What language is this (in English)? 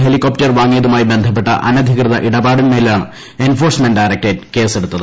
Malayalam